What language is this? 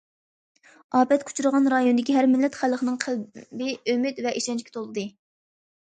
Uyghur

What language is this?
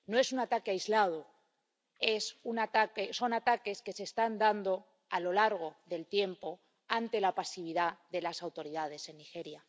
Spanish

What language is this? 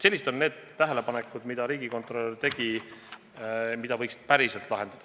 Estonian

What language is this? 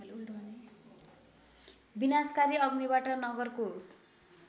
Nepali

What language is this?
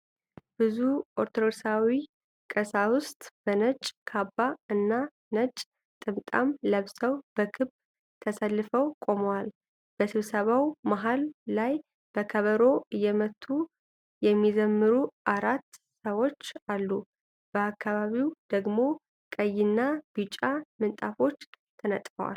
Amharic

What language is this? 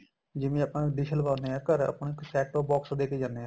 Punjabi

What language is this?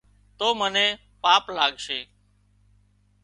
Wadiyara Koli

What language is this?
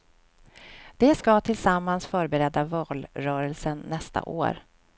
Swedish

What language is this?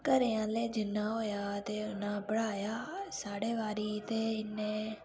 Dogri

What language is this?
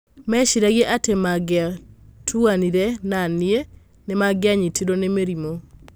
Kikuyu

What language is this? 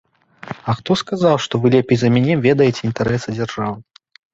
Belarusian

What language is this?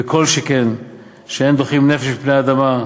Hebrew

